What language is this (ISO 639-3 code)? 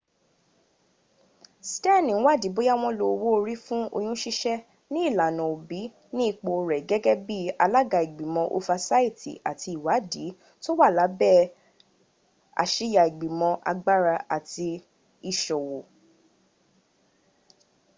yor